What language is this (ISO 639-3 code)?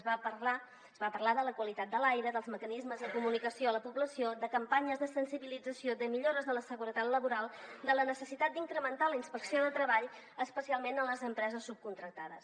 cat